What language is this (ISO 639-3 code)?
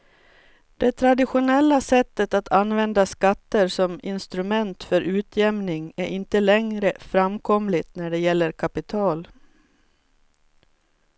swe